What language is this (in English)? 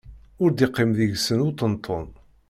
Kabyle